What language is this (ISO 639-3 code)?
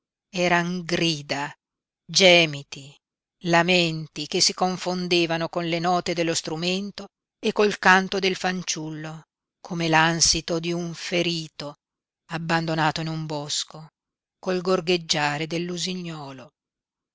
ita